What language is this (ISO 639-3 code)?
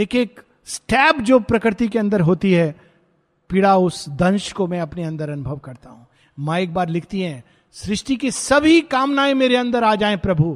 hin